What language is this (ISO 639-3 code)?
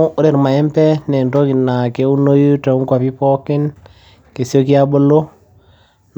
mas